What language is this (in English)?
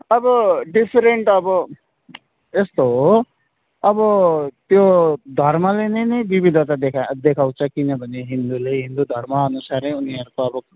Nepali